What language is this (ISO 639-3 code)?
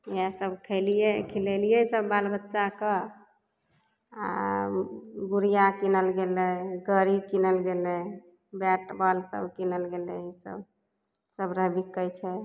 mai